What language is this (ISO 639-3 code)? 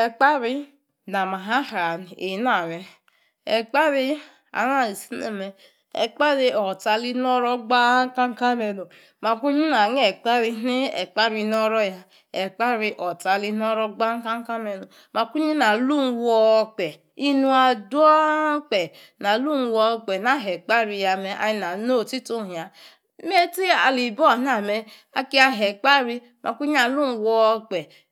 ekr